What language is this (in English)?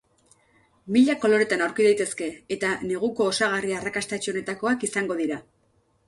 Basque